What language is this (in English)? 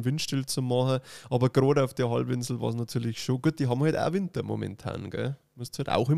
German